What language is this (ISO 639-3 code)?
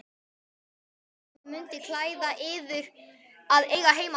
isl